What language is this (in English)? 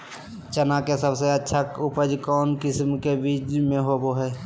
Magahi